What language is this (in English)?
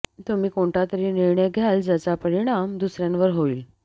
Marathi